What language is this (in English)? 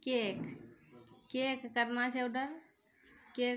Maithili